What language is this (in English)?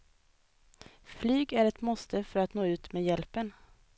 Swedish